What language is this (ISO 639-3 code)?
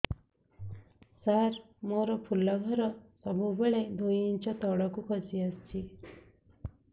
ori